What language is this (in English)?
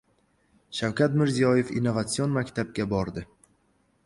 Uzbek